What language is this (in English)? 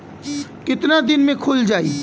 Bhojpuri